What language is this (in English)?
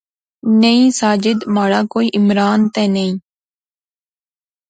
Pahari-Potwari